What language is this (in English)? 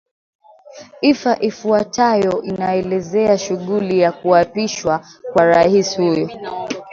Swahili